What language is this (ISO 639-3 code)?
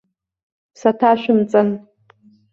abk